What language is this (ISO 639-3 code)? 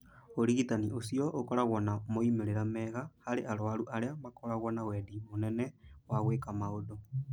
kik